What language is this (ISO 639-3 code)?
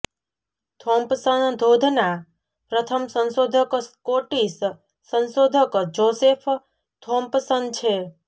guj